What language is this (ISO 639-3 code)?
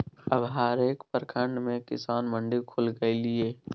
mai